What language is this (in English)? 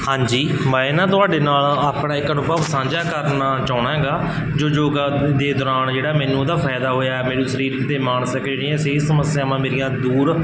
Punjabi